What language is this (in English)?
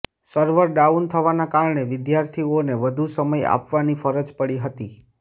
Gujarati